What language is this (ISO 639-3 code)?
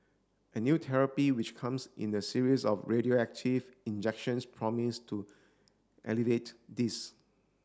eng